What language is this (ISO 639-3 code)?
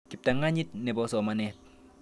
kln